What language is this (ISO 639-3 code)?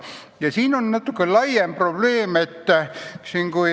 est